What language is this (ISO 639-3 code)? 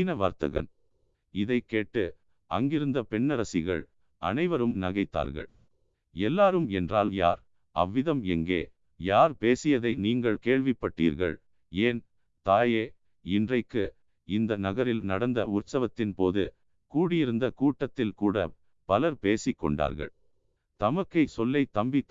tam